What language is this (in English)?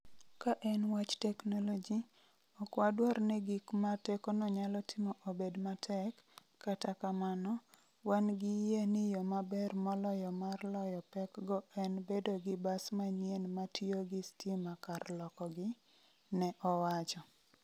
Luo (Kenya and Tanzania)